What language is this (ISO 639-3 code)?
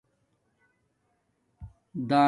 dmk